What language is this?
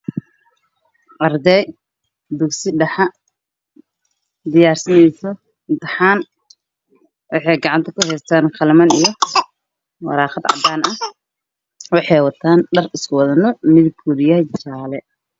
Somali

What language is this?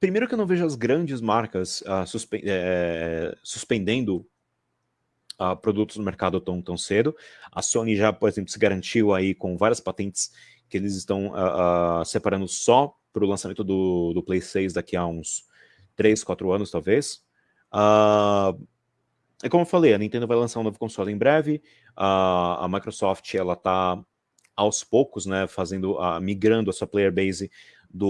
Portuguese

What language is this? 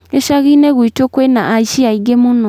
Kikuyu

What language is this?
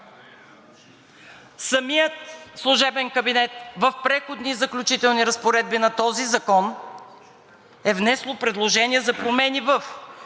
Bulgarian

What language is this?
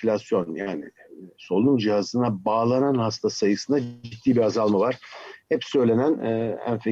Turkish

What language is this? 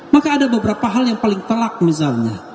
Indonesian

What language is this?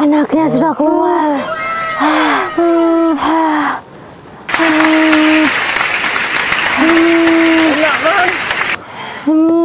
Indonesian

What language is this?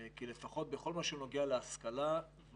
Hebrew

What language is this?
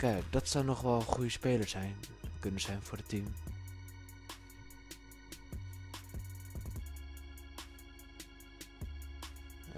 Dutch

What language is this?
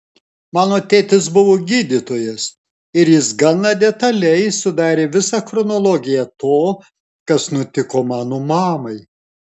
Lithuanian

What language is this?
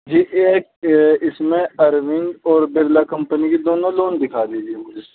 Urdu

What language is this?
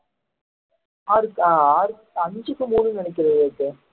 Tamil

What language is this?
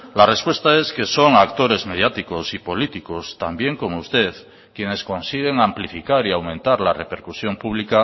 Spanish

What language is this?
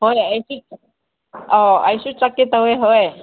Manipuri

